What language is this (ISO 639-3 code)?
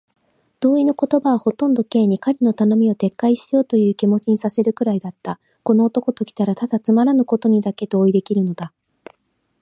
jpn